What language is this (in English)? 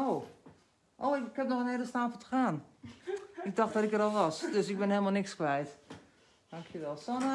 Dutch